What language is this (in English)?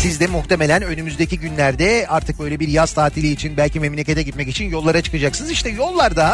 Turkish